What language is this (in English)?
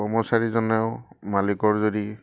Assamese